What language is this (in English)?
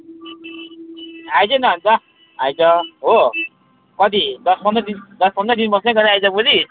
Nepali